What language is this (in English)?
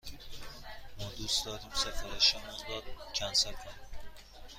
Persian